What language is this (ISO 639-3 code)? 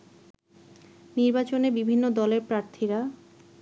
ben